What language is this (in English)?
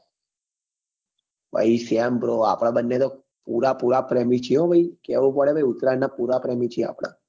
Gujarati